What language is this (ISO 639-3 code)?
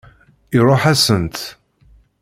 kab